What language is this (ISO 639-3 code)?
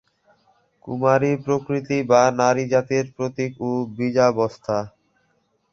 ben